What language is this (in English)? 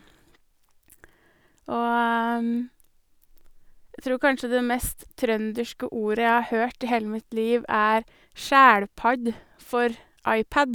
Norwegian